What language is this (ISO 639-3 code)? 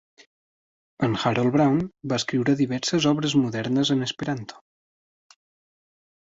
cat